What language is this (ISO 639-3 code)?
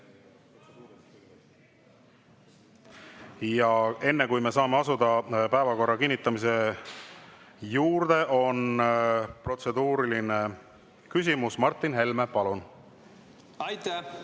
est